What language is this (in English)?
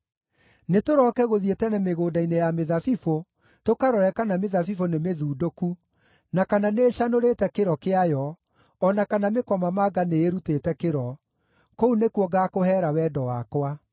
Kikuyu